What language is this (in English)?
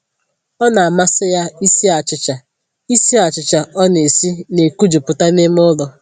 Igbo